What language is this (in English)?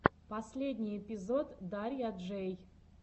Russian